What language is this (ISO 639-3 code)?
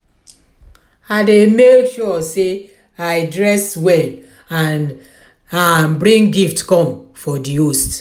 pcm